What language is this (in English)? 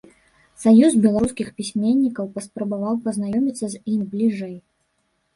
Belarusian